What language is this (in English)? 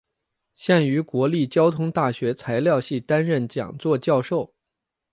Chinese